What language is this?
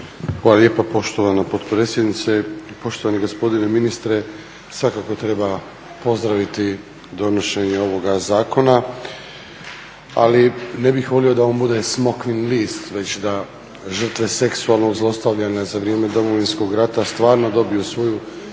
Croatian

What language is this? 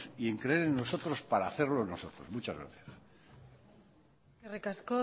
Spanish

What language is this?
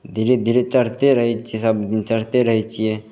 Maithili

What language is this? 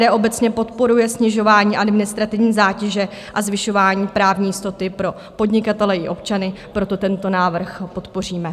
Czech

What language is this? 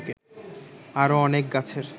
Bangla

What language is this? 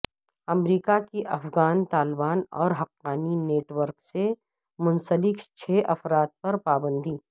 Urdu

